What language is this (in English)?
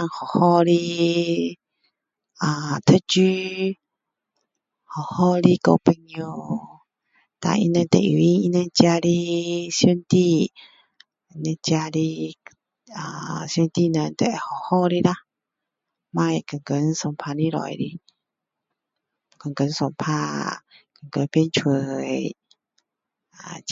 Min Dong Chinese